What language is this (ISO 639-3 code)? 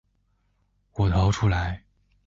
zho